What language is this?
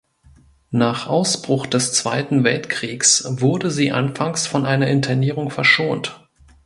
German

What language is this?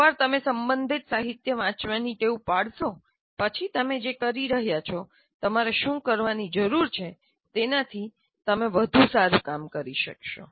Gujarati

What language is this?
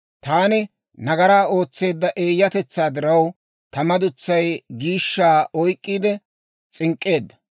Dawro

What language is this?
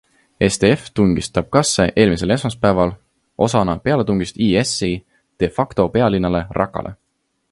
Estonian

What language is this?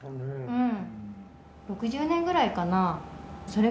Japanese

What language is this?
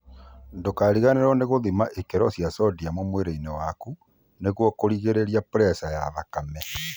Kikuyu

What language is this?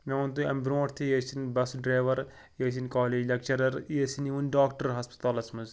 Kashmiri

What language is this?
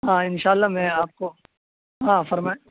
Urdu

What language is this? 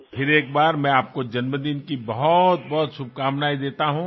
Hindi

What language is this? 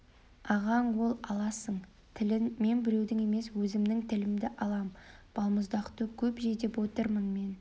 Kazakh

